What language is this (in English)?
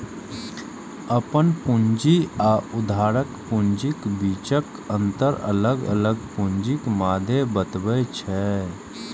Maithili